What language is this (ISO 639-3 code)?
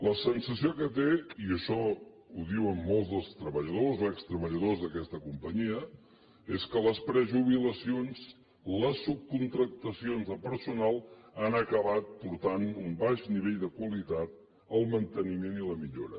cat